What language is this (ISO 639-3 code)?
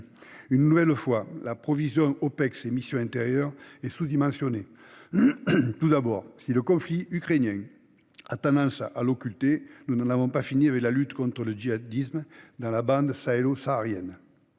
fra